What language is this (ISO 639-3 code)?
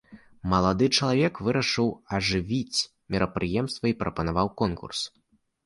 bel